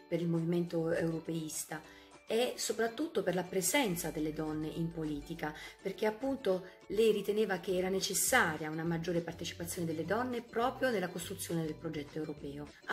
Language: Italian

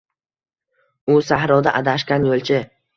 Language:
Uzbek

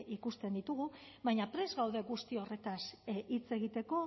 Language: Basque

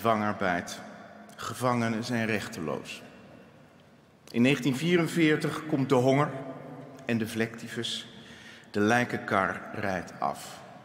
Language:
Dutch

